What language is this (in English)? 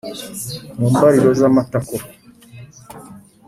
Kinyarwanda